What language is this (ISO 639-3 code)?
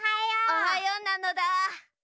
jpn